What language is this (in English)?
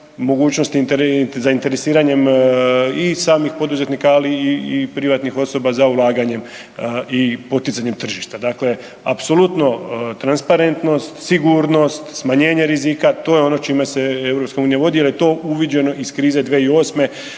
Croatian